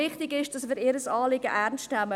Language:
Swiss German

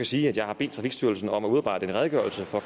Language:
Danish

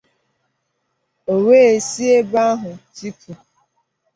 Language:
Igbo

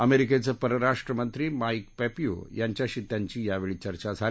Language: Marathi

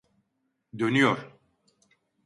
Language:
Turkish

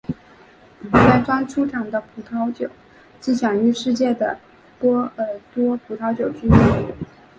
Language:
Chinese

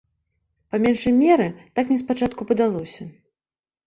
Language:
Belarusian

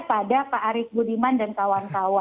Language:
Indonesian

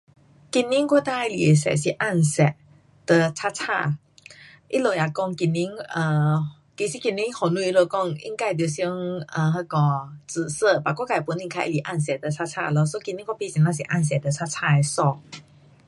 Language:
Pu-Xian Chinese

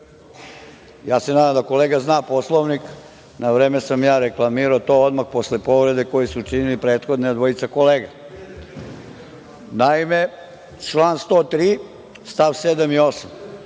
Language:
Serbian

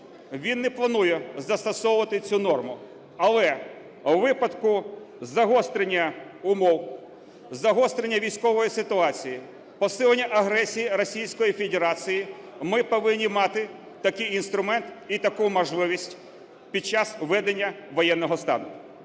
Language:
Ukrainian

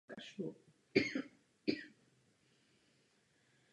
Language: Czech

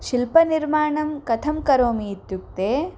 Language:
Sanskrit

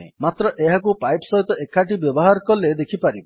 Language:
Odia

